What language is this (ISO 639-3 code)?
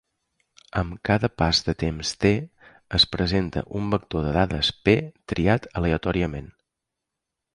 cat